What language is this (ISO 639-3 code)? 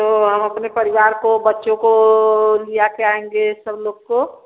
hin